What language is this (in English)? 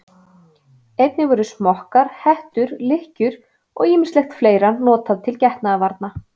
Icelandic